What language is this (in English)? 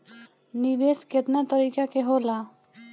Bhojpuri